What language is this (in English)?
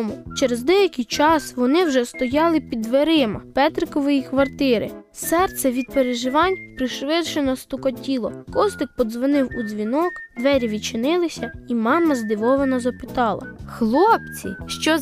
Ukrainian